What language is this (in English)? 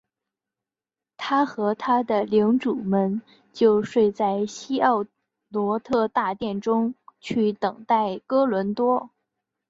Chinese